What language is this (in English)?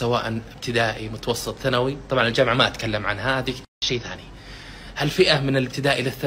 Arabic